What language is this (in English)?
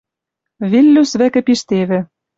Western Mari